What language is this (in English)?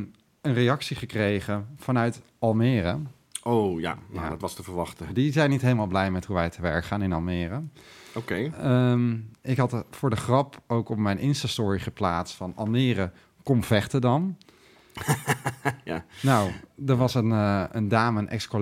Dutch